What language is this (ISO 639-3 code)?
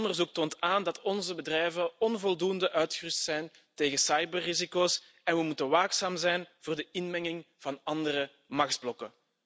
nld